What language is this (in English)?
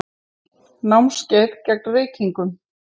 Icelandic